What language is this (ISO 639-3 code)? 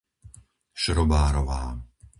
slk